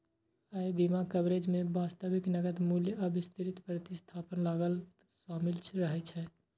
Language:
Maithili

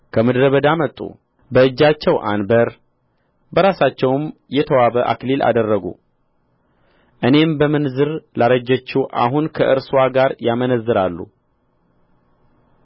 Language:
Amharic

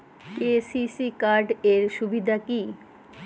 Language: Bangla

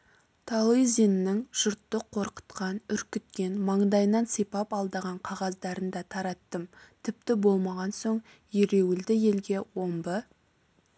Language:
Kazakh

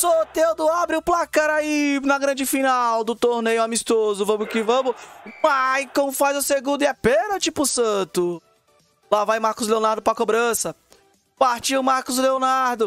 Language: Portuguese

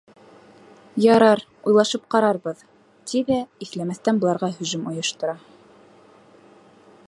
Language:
Bashkir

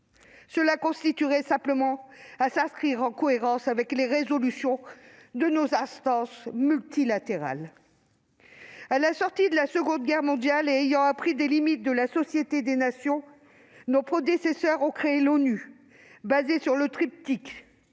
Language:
French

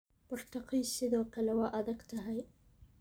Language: Somali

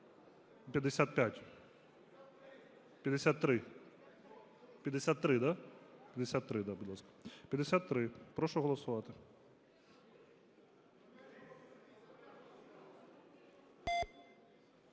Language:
Ukrainian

